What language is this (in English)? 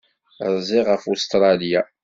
Kabyle